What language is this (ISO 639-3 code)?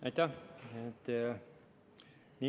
est